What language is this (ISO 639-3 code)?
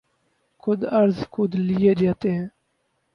urd